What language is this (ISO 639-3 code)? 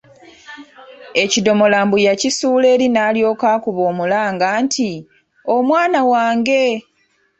lug